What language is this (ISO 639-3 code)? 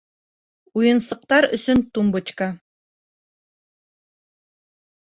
bak